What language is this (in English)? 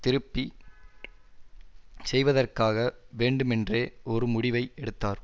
Tamil